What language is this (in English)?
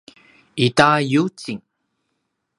Paiwan